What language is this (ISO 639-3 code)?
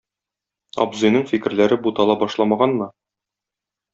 tat